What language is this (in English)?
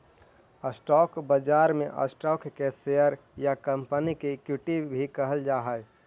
Magahi